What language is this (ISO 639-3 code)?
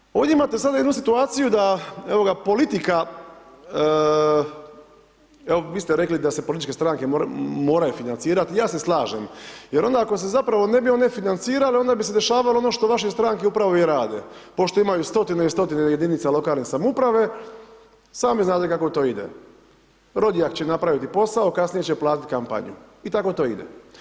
hrv